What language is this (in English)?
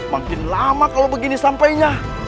Indonesian